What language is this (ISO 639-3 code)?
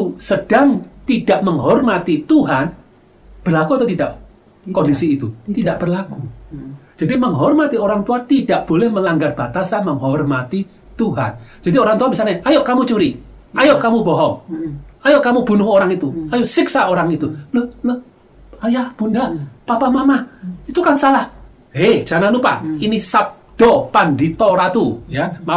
ind